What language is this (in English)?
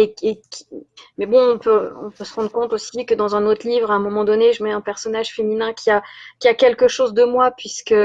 French